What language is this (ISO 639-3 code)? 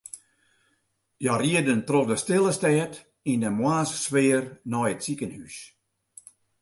fry